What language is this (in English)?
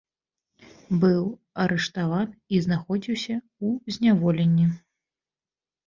Belarusian